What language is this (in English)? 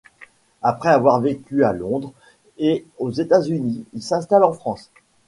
French